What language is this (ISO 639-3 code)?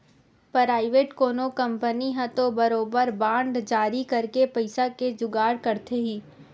hne